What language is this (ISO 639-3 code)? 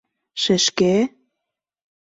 chm